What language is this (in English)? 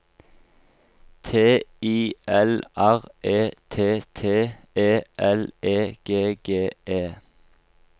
Norwegian